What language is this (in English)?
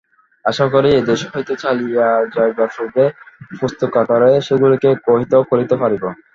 Bangla